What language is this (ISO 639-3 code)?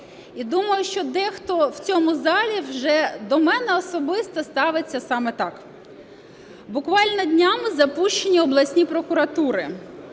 ukr